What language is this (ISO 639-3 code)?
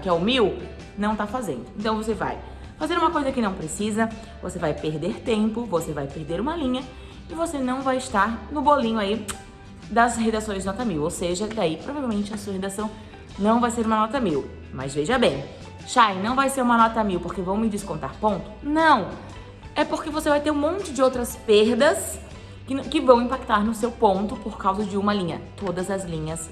por